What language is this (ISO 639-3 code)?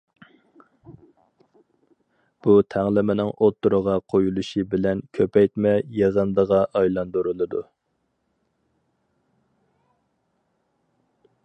uig